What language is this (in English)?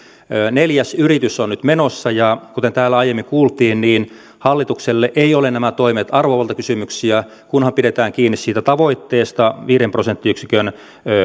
Finnish